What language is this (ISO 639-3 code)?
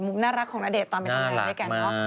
tha